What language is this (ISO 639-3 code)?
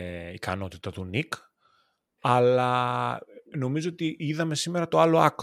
ell